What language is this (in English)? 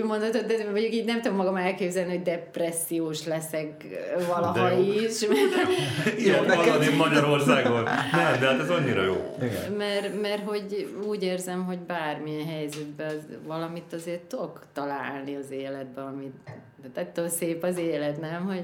Hungarian